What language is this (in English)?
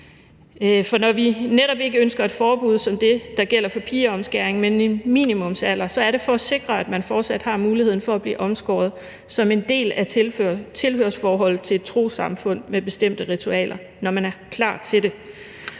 Danish